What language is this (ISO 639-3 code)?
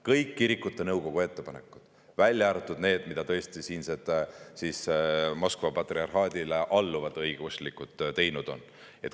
est